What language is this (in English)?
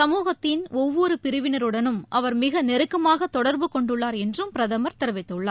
Tamil